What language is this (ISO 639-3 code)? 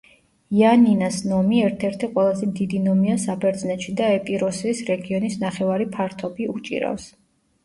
kat